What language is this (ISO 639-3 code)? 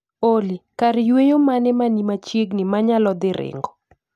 luo